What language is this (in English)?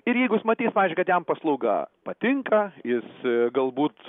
Lithuanian